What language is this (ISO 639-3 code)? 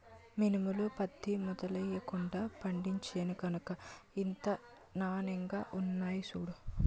tel